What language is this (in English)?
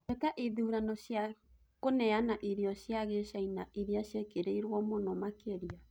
Kikuyu